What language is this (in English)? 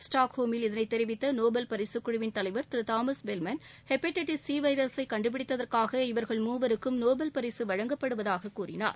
Tamil